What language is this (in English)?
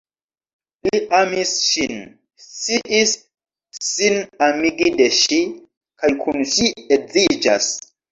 Esperanto